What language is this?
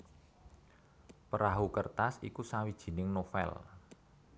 Javanese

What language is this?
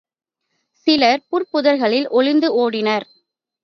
Tamil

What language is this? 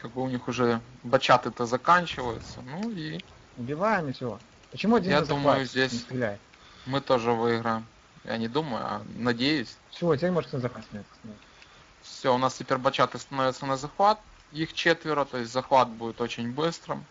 Russian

